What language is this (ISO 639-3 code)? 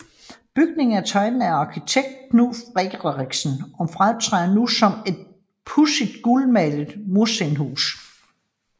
dan